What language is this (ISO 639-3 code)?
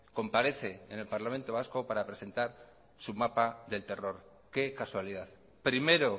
spa